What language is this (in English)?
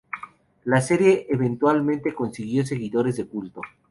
Spanish